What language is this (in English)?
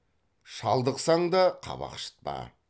Kazakh